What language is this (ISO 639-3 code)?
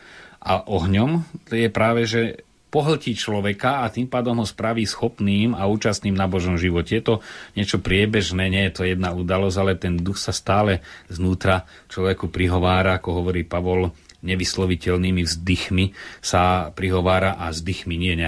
slk